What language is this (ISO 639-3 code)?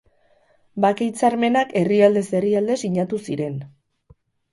eus